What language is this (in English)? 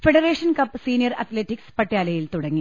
Malayalam